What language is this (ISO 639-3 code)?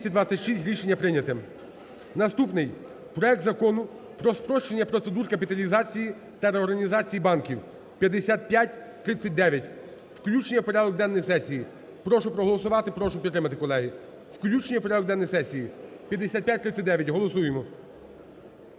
ukr